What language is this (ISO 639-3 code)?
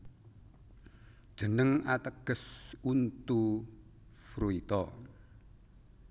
jav